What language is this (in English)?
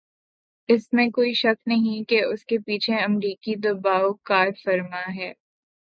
Urdu